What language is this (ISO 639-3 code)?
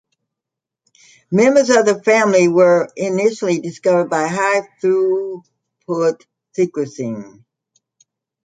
eng